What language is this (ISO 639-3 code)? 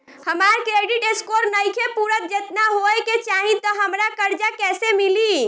bho